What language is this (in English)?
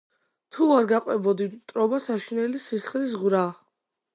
Georgian